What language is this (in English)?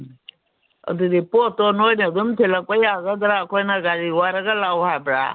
Manipuri